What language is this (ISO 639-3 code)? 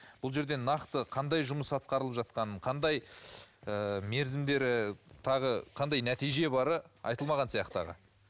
kaz